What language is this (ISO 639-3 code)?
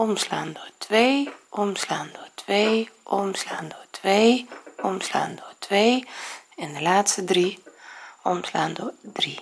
nld